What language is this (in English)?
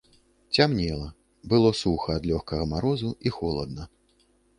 Belarusian